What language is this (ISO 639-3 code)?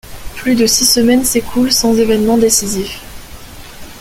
fra